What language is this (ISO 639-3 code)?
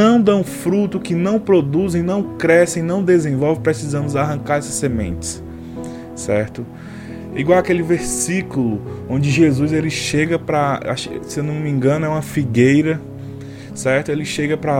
por